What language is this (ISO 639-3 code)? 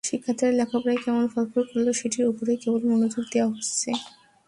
ben